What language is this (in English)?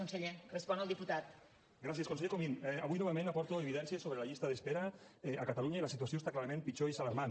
Catalan